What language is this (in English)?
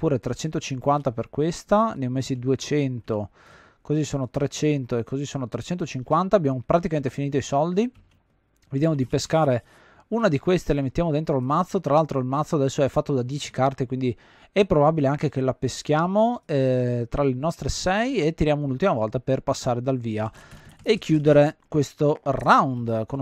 Italian